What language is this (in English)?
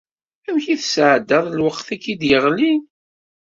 Kabyle